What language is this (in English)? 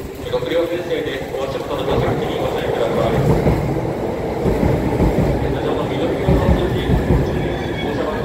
Japanese